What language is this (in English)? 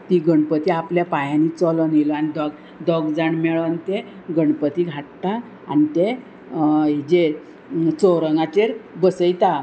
Konkani